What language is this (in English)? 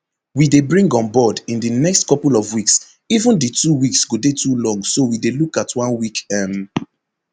Nigerian Pidgin